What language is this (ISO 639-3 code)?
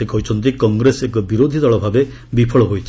ori